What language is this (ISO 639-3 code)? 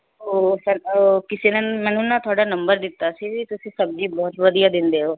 pan